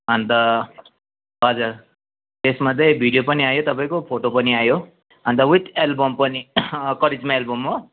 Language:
Nepali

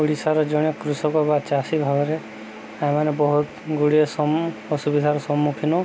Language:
Odia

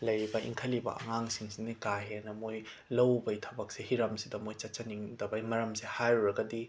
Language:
Manipuri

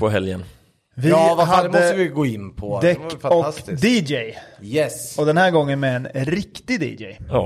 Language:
Swedish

